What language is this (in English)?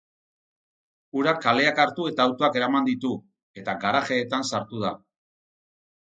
Basque